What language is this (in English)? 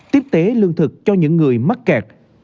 Vietnamese